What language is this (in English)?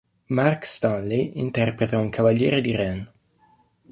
Italian